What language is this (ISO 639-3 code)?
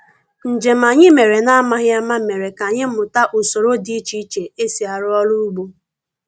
ibo